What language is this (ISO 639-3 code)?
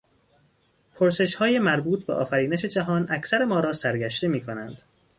fas